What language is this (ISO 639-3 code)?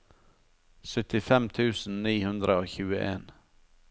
nor